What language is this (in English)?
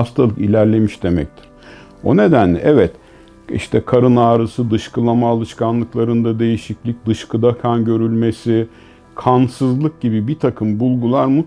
Turkish